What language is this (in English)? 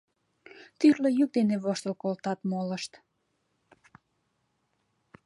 Mari